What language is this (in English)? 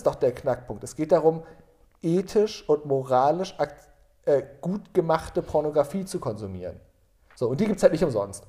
German